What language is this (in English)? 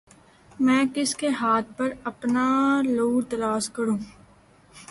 Urdu